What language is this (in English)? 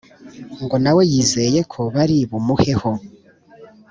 Kinyarwanda